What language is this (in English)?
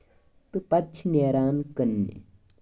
Kashmiri